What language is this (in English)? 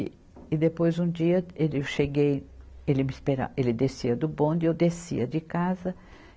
Portuguese